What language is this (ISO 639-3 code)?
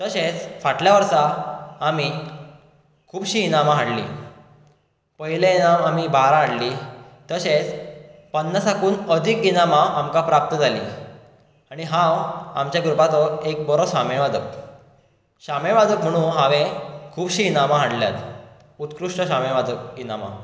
kok